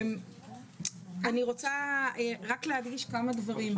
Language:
Hebrew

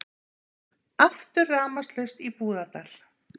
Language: Icelandic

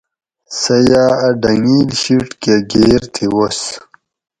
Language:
Gawri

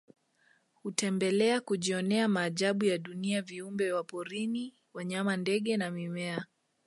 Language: Swahili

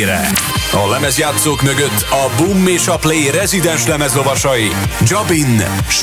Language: Hungarian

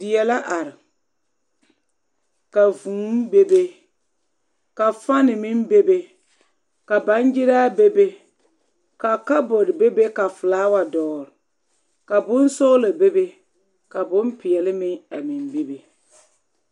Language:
Southern Dagaare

